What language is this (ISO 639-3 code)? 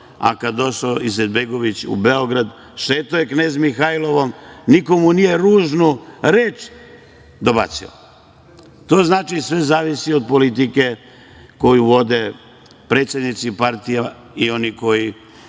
srp